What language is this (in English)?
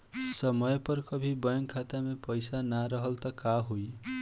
Bhojpuri